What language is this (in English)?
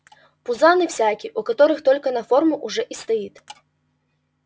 Russian